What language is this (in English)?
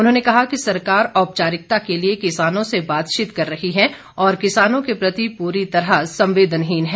Hindi